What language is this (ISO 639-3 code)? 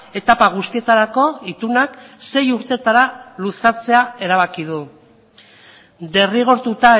eus